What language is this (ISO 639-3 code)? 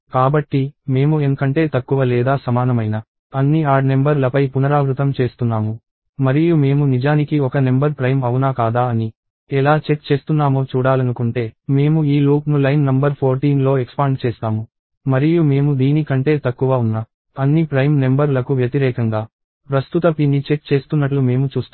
tel